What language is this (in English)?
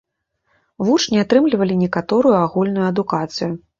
Belarusian